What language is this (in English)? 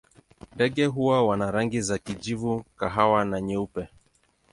Swahili